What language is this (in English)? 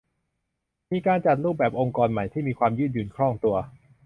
Thai